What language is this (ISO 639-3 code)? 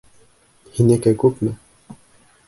bak